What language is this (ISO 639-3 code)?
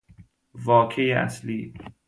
fas